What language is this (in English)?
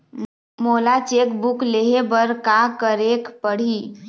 Chhattisgarhi